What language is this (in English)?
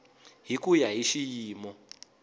Tsonga